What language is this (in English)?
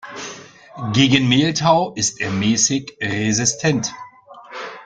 German